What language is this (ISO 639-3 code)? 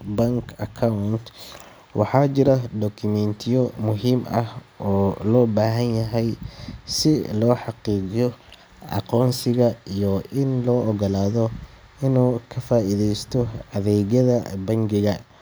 som